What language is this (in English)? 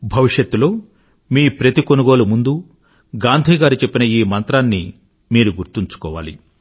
Telugu